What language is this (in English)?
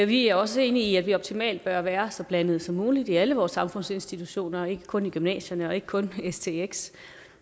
Danish